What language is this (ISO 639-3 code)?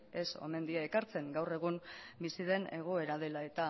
eus